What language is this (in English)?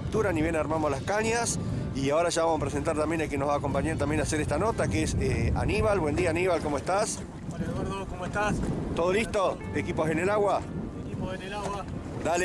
Spanish